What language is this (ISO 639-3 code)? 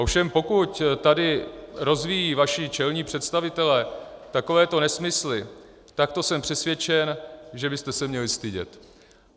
ces